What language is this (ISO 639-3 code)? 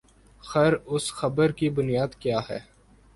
urd